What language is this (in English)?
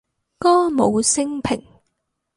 Cantonese